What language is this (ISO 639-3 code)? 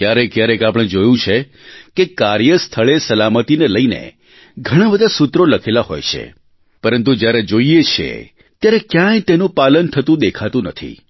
guj